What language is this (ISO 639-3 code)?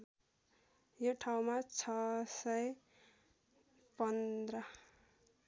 nep